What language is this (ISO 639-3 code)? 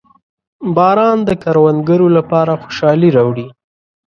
pus